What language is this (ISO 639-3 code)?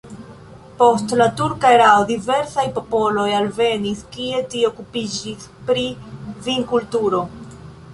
epo